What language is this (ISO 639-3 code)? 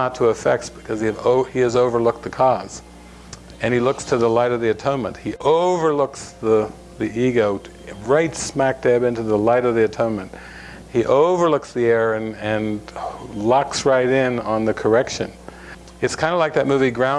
eng